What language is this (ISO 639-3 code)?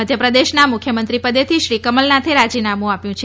guj